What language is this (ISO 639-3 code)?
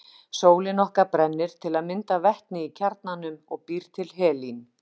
isl